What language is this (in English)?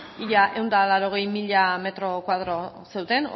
Basque